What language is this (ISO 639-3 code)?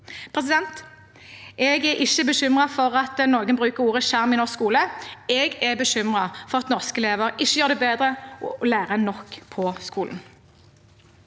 nor